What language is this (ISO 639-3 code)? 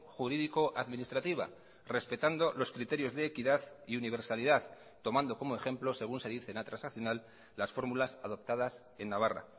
spa